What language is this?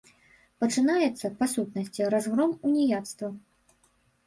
Belarusian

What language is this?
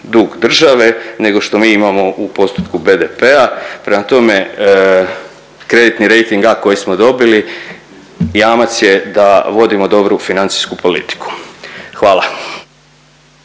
Croatian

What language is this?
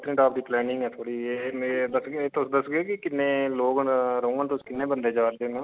Dogri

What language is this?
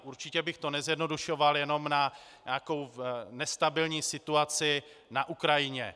Czech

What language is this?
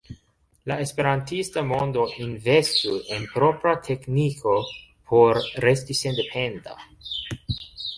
Esperanto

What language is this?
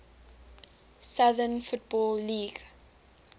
English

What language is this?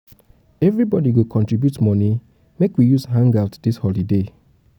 Nigerian Pidgin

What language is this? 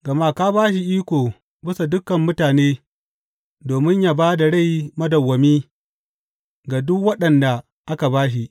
Hausa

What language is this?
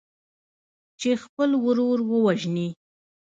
Pashto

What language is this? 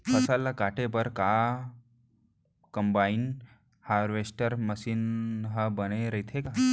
Chhattisgarhi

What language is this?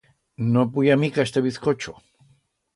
Aragonese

